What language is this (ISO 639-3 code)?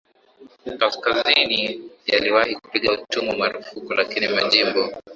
swa